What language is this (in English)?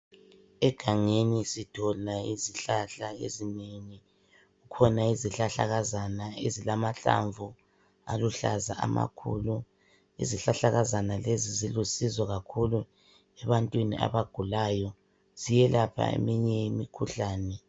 North Ndebele